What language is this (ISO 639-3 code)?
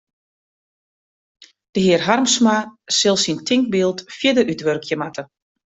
fry